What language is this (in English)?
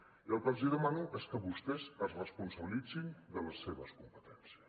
Catalan